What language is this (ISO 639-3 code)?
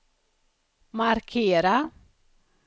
swe